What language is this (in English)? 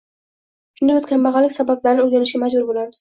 Uzbek